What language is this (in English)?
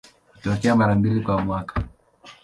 Swahili